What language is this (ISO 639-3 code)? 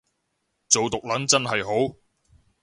yue